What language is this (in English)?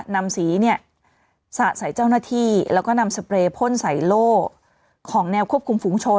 Thai